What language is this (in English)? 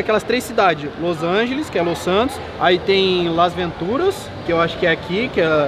Portuguese